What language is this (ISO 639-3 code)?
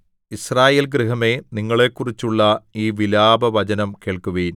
mal